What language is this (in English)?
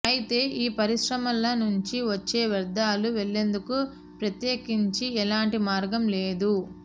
Telugu